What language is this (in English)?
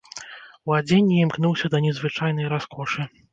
Belarusian